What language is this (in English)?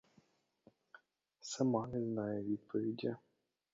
Ukrainian